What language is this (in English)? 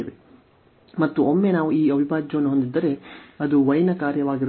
Kannada